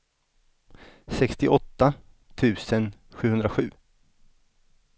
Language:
Swedish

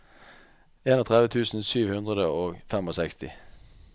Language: Norwegian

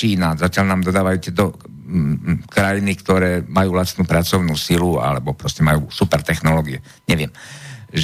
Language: Slovak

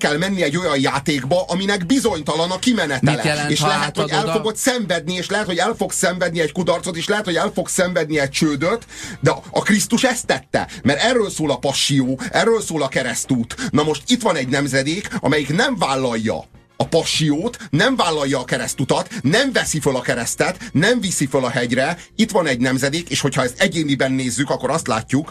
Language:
Hungarian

